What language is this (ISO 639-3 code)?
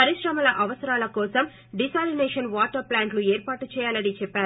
tel